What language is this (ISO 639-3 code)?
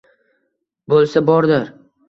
uzb